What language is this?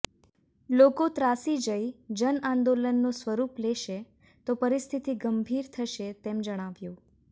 Gujarati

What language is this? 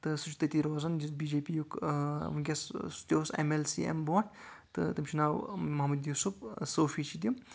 Kashmiri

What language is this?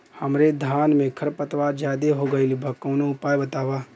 Bhojpuri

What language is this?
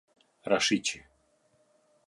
Albanian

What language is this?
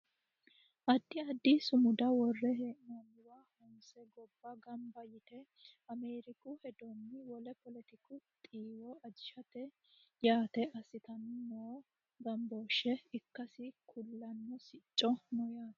Sidamo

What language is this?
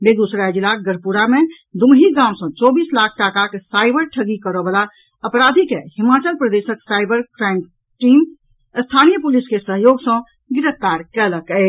Maithili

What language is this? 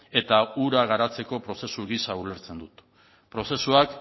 Basque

